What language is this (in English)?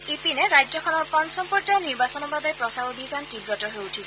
Assamese